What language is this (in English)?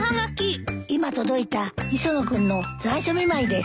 Japanese